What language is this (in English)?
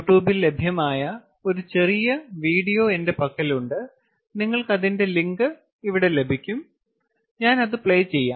Malayalam